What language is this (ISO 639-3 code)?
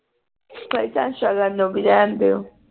pan